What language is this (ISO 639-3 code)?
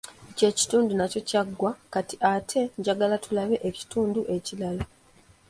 lug